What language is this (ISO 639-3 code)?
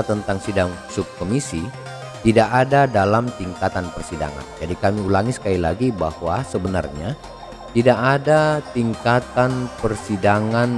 ind